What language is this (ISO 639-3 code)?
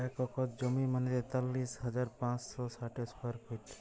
ben